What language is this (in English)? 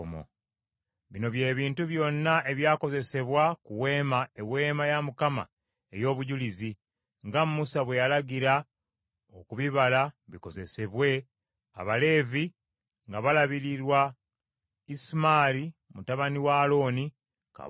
Ganda